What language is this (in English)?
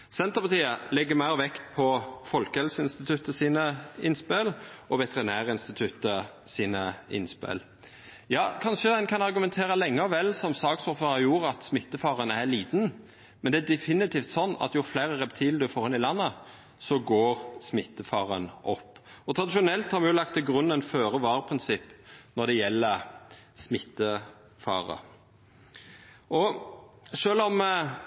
Norwegian Nynorsk